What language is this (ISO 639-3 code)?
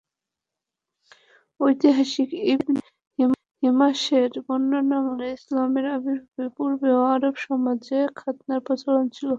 ben